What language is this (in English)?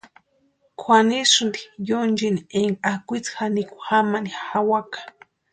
Western Highland Purepecha